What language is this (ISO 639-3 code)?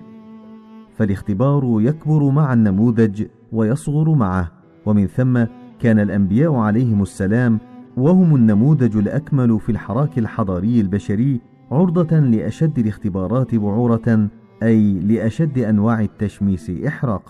ara